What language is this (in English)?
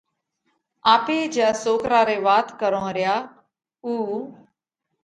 Parkari Koli